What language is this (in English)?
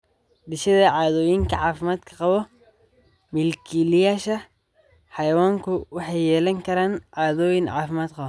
Somali